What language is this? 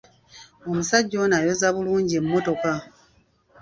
Ganda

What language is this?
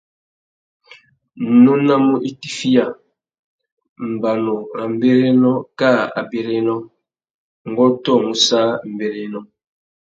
Tuki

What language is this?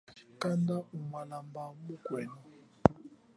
Chokwe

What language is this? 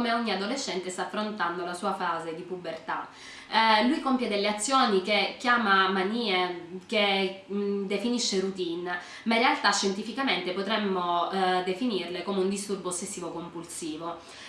Italian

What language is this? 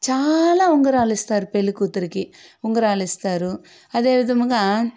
Telugu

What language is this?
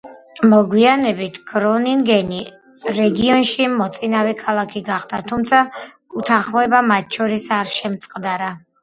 Georgian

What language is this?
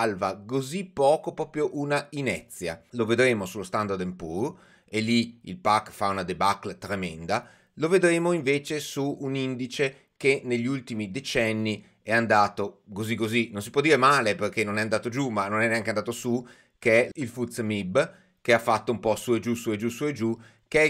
Italian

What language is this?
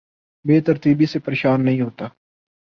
Urdu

